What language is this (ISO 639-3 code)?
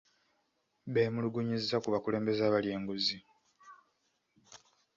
lug